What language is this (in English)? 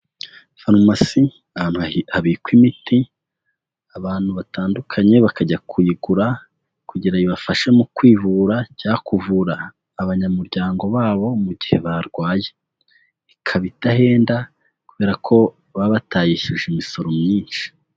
Kinyarwanda